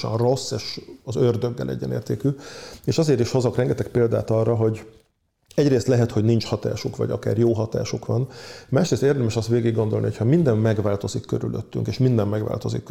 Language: Hungarian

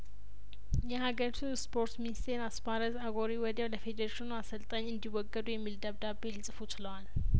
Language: Amharic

